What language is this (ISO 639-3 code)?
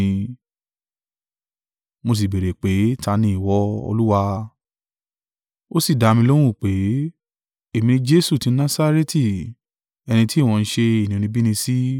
yor